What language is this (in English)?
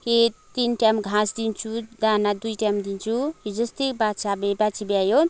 Nepali